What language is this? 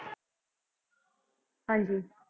Punjabi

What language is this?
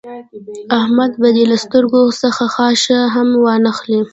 Pashto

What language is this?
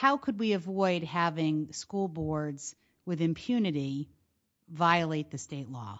English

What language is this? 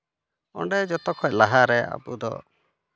Santali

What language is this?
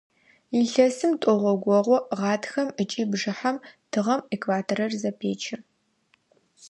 Adyghe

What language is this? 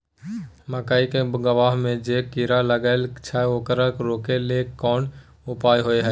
Maithili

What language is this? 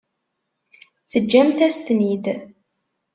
Kabyle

